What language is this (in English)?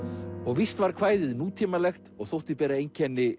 Icelandic